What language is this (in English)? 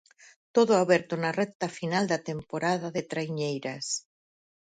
Galician